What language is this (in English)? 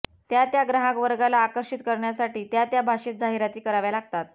Marathi